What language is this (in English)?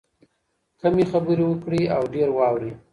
Pashto